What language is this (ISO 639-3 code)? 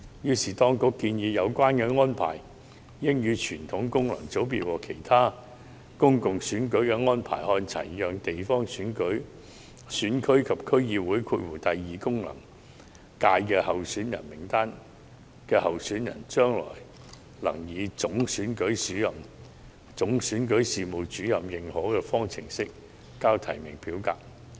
yue